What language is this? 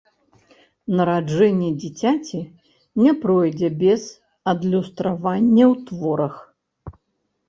Belarusian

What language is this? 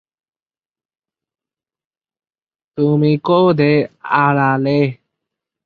Bangla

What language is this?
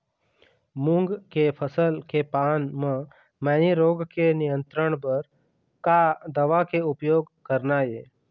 Chhattisgarhi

